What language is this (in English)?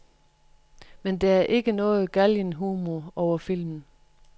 Danish